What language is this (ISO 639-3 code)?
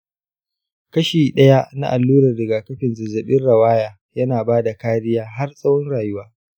hau